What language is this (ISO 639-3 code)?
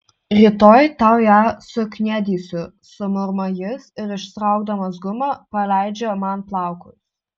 lit